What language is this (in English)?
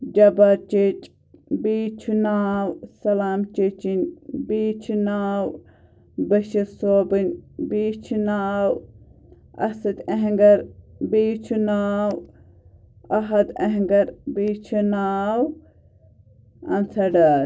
Kashmiri